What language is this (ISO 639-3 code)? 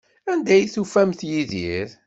kab